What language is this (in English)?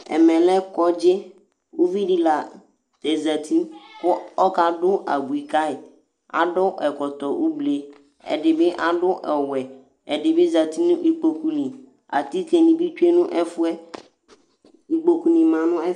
Ikposo